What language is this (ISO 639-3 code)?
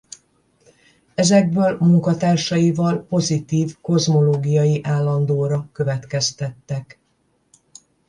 hun